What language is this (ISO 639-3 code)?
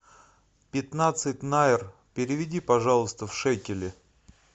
rus